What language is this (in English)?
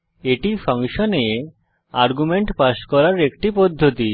Bangla